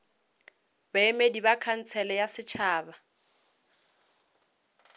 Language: Northern Sotho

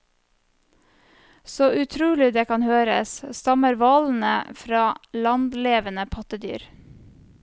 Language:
Norwegian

